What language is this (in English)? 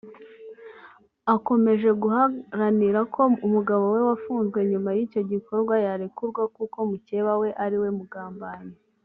Kinyarwanda